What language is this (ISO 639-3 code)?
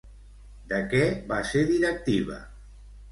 cat